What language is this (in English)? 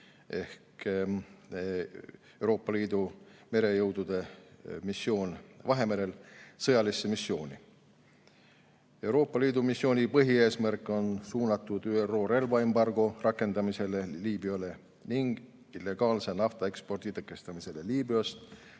Estonian